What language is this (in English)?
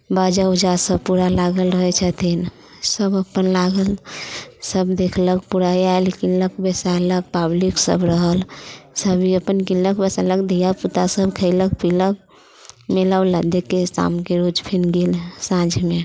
Maithili